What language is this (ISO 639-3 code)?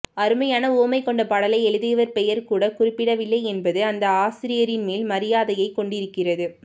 tam